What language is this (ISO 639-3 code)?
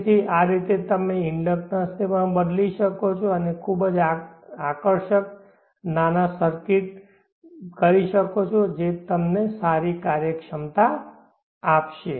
guj